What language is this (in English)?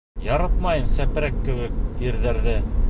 Bashkir